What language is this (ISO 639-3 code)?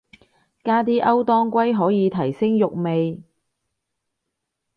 yue